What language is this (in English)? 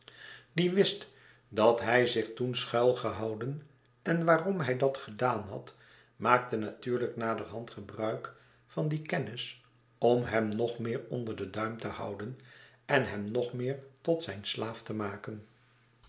Dutch